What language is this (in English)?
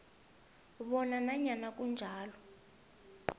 South Ndebele